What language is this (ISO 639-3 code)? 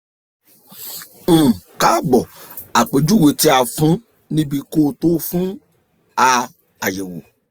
yor